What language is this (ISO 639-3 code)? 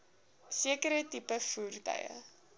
afr